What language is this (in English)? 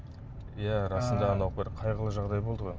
Kazakh